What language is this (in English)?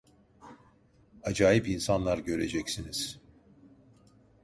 Turkish